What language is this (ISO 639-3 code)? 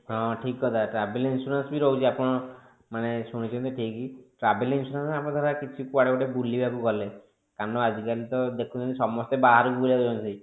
ori